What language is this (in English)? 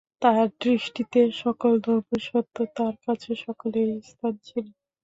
Bangla